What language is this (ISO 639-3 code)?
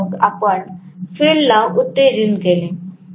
mar